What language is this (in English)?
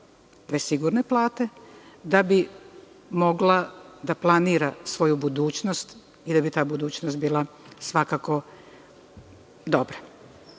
Serbian